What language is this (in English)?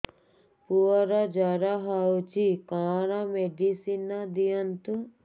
Odia